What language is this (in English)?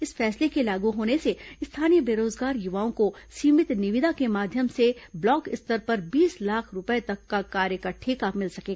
Hindi